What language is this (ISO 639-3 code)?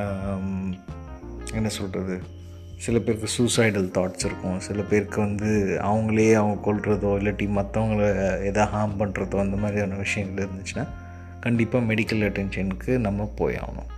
tam